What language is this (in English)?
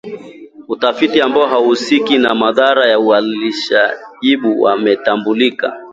Swahili